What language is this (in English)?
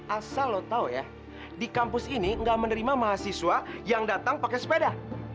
Indonesian